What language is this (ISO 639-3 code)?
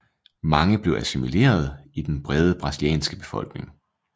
dan